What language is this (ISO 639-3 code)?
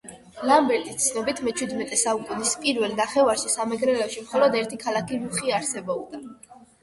kat